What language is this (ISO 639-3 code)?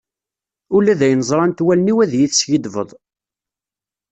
kab